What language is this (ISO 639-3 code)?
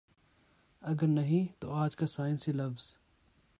urd